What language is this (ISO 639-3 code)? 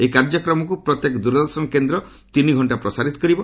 ori